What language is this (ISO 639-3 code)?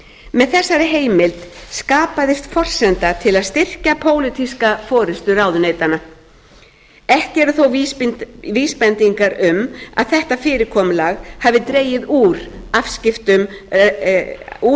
isl